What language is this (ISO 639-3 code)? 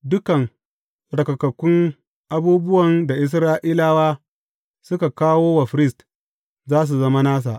hau